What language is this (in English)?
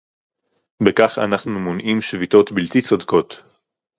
Hebrew